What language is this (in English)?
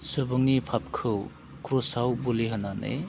Bodo